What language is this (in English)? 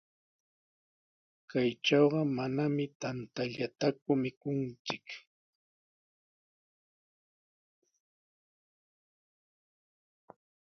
Sihuas Ancash Quechua